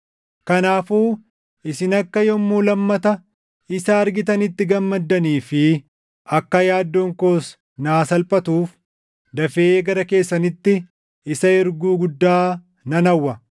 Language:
Oromo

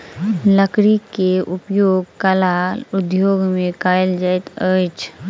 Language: Maithili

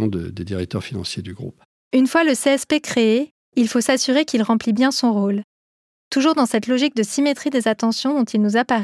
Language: French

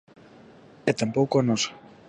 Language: Galician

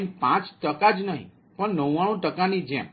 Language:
Gujarati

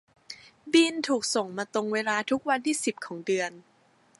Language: Thai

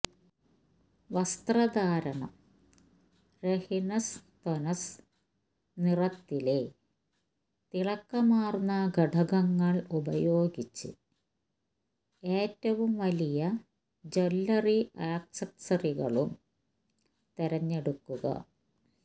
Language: Malayalam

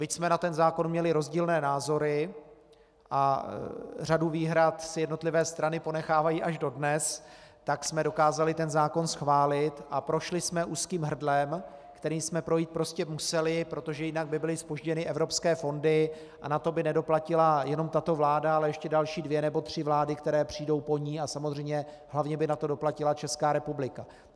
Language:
Czech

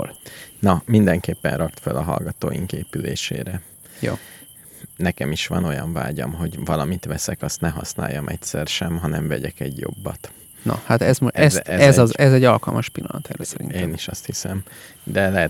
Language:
Hungarian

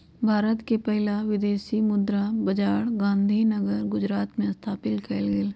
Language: Magahi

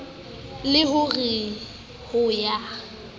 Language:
Southern Sotho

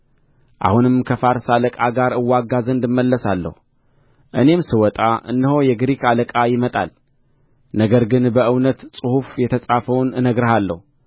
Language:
Amharic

